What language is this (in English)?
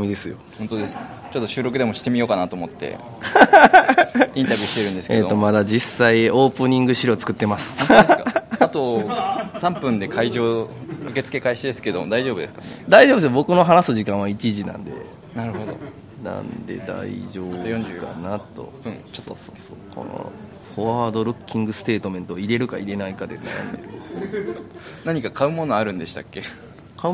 Japanese